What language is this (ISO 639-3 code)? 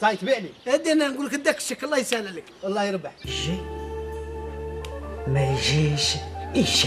ara